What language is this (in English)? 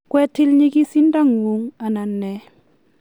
Kalenjin